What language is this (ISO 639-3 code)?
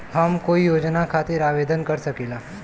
bho